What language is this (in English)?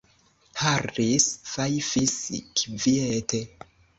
Esperanto